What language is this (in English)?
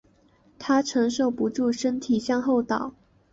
Chinese